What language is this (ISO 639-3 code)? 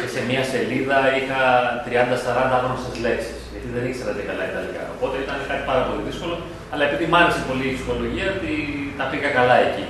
ell